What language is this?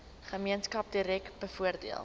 Afrikaans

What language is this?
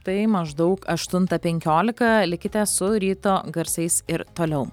Lithuanian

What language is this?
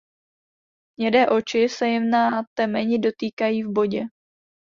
Czech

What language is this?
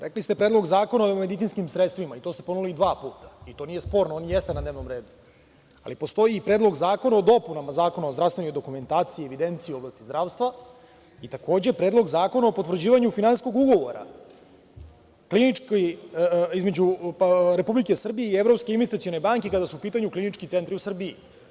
Serbian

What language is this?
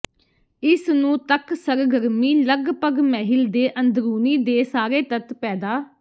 Punjabi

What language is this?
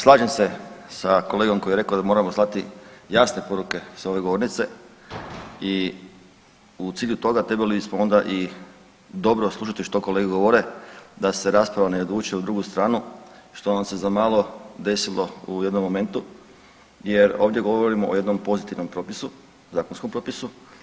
Croatian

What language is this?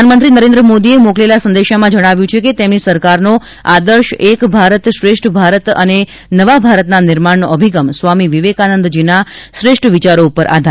Gujarati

